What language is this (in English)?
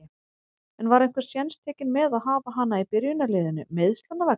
Icelandic